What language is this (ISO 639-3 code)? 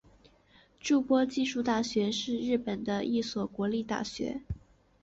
zho